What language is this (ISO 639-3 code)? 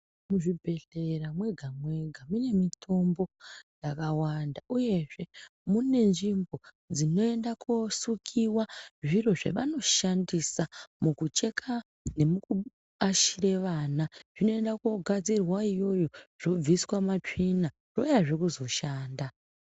ndc